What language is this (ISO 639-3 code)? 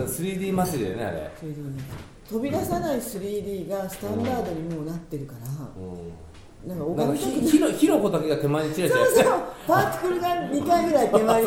jpn